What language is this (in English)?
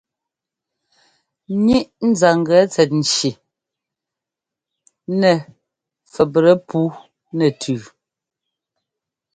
Ngomba